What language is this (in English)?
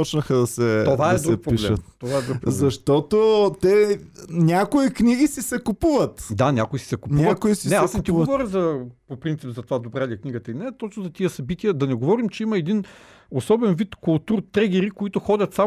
Bulgarian